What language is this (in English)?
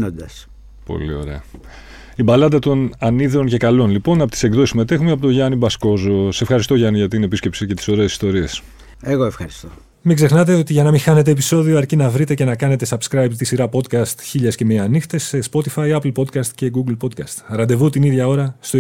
Greek